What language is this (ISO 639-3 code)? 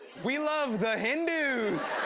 eng